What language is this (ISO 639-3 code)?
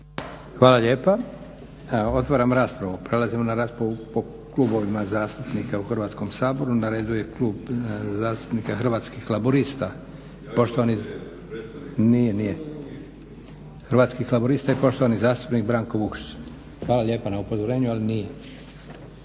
hrv